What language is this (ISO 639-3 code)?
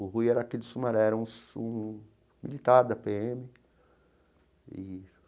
por